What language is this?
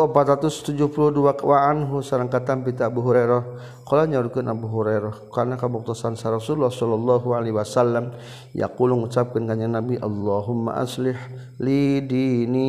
Malay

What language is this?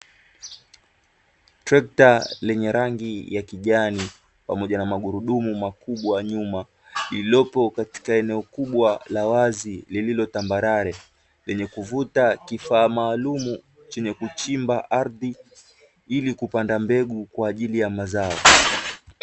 Swahili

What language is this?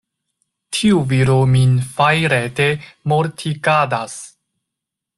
Esperanto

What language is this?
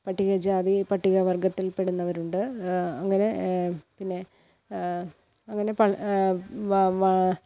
Malayalam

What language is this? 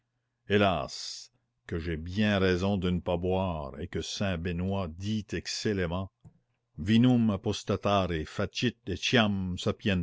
French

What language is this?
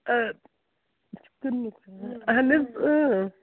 Kashmiri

